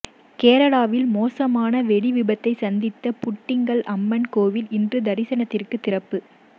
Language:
Tamil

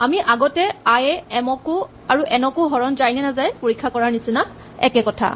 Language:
Assamese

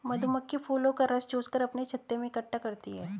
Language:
Hindi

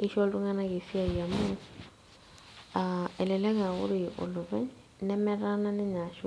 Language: Masai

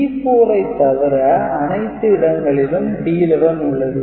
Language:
Tamil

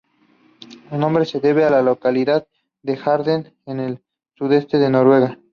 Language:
Spanish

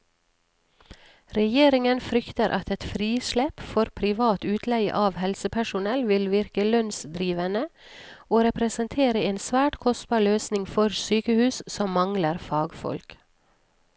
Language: Norwegian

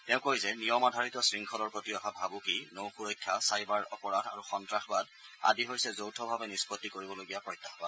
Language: Assamese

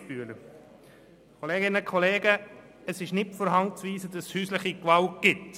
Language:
Swiss German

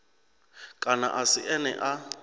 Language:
Venda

